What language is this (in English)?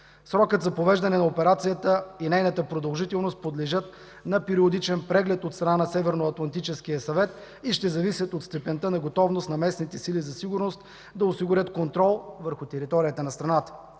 Bulgarian